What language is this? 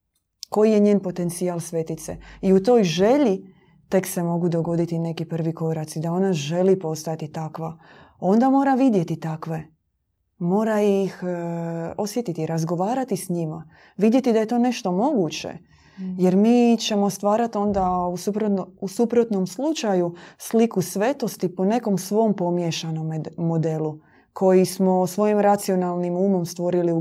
Croatian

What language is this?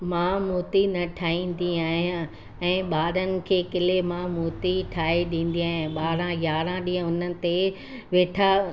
Sindhi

